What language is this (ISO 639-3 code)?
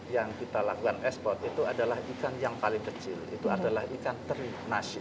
ind